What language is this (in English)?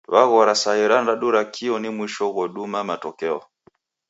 Taita